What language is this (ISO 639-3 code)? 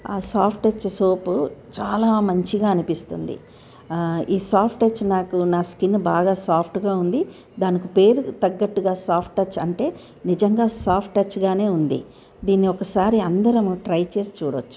tel